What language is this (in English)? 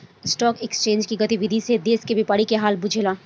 Bhojpuri